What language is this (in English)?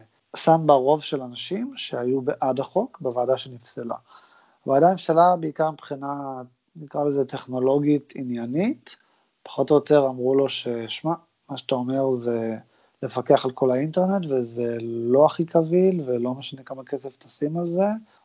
Hebrew